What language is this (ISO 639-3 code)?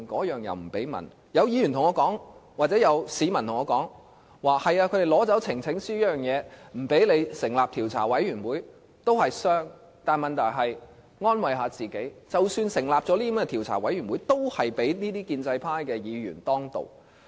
yue